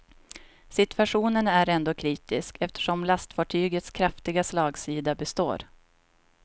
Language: Swedish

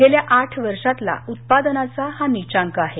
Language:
Marathi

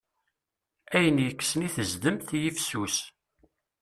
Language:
Kabyle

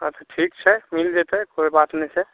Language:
Maithili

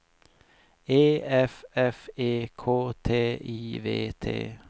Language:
Swedish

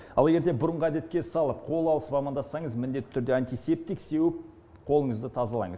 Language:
Kazakh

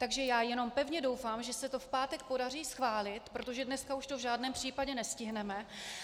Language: Czech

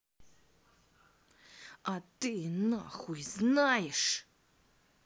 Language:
Russian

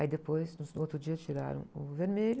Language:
Portuguese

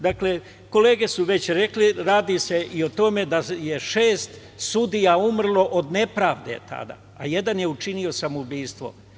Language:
Serbian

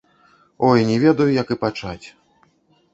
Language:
Belarusian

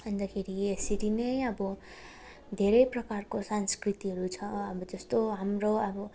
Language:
Nepali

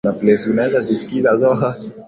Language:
Swahili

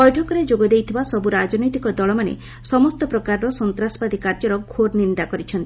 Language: Odia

